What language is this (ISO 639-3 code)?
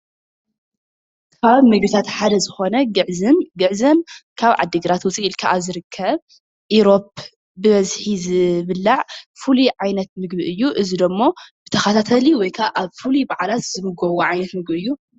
tir